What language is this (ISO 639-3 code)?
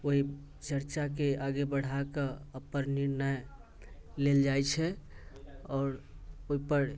mai